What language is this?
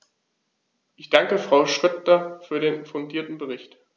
German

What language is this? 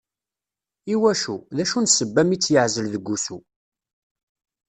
Kabyle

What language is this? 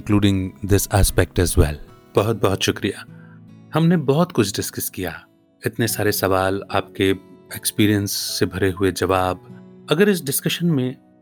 Hindi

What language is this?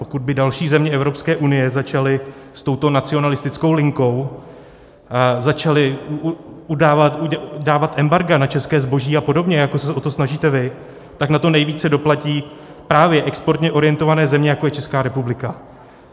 Czech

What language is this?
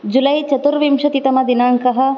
Sanskrit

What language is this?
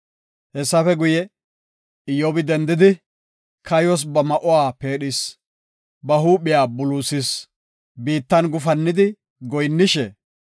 Gofa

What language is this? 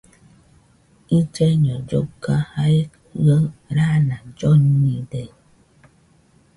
Nüpode Huitoto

